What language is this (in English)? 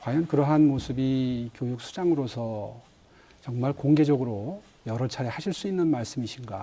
Korean